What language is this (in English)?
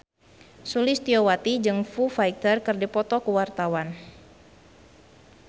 Sundanese